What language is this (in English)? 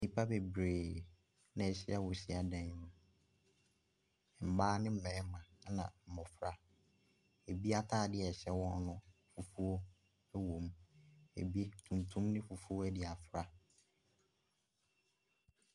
Akan